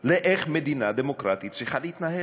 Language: Hebrew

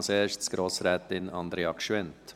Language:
Swiss German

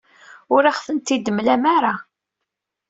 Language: Kabyle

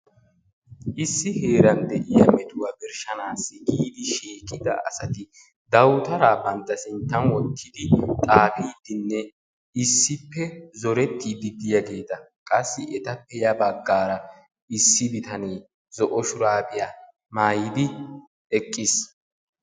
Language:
Wolaytta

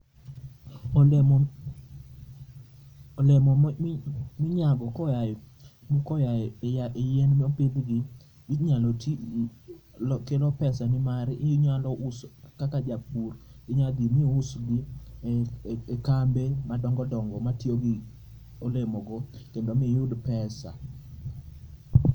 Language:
Luo (Kenya and Tanzania)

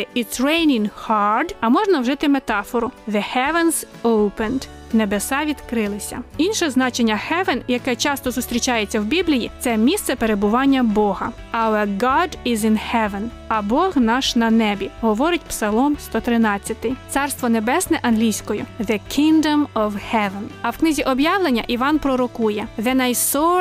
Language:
Ukrainian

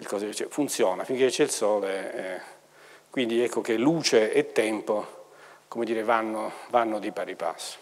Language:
Italian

